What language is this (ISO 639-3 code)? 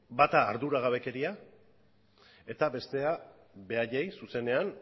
eus